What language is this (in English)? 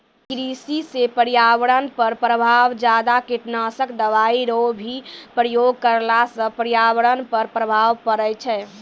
Maithili